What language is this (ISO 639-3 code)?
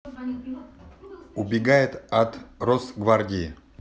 rus